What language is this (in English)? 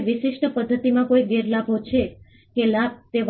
Gujarati